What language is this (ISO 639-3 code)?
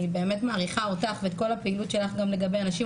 heb